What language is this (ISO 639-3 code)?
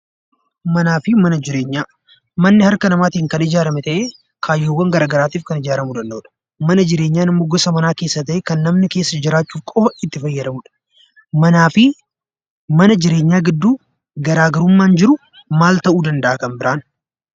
orm